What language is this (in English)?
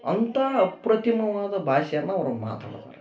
Kannada